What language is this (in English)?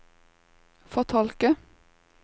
Norwegian